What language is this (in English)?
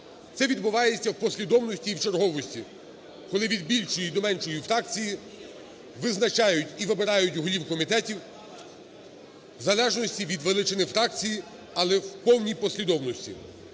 Ukrainian